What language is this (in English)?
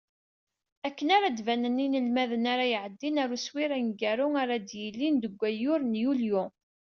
Kabyle